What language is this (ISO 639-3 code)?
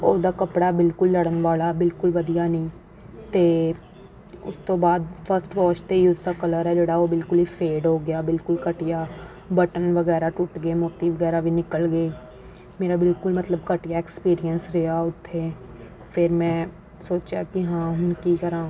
pan